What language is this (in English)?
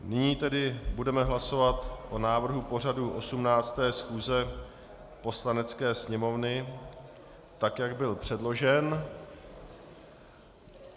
Czech